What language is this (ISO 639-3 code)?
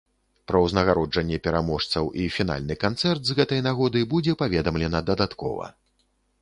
bel